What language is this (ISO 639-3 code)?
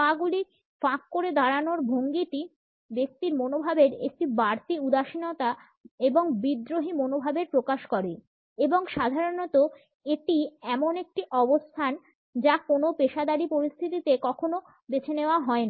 ben